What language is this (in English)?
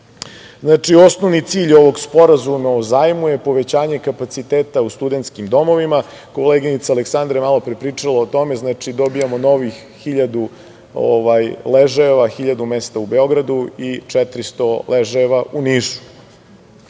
Serbian